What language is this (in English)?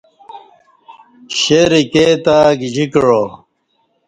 Kati